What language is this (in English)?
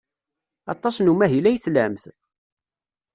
Kabyle